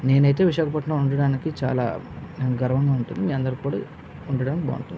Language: Telugu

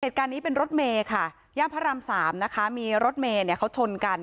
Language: Thai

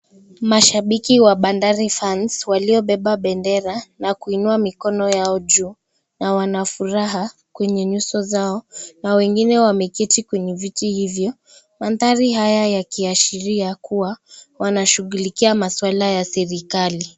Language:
Swahili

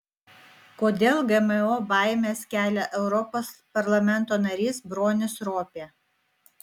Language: Lithuanian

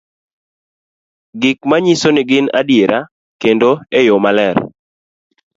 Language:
Luo (Kenya and Tanzania)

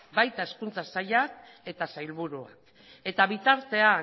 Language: Basque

